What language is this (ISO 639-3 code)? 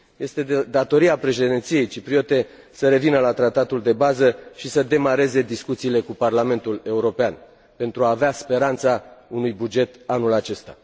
ron